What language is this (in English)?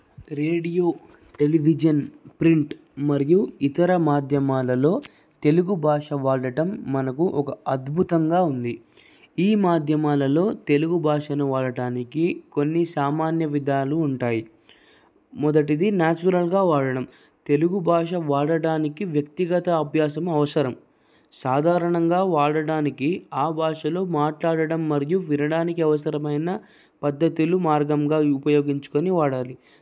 Telugu